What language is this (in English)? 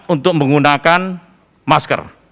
Indonesian